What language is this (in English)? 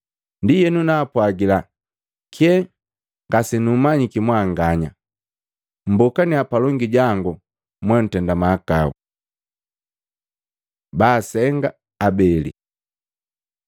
Matengo